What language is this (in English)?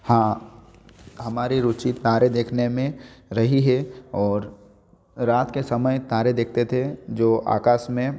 Hindi